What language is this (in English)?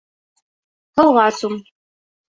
Bashkir